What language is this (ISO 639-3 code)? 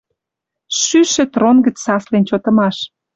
mrj